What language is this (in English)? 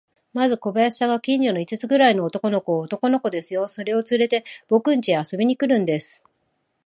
Japanese